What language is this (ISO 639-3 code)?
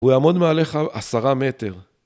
heb